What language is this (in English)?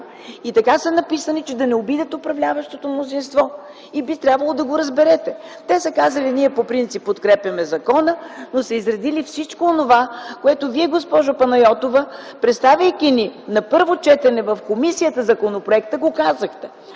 Bulgarian